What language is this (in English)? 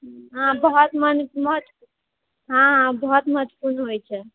Maithili